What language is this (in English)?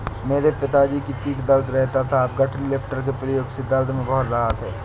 Hindi